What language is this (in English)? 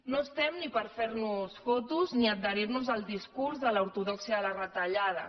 Catalan